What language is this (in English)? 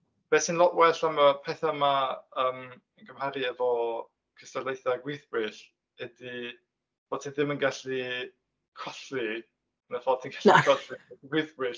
Welsh